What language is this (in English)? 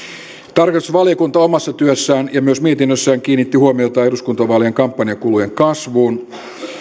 Finnish